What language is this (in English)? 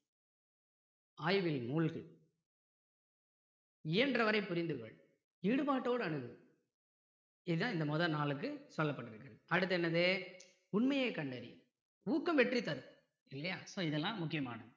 Tamil